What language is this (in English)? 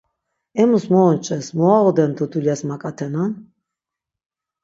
Laz